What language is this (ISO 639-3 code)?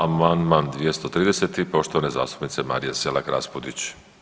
hrv